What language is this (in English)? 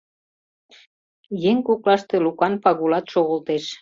Mari